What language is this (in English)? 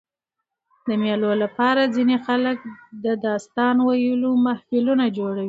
Pashto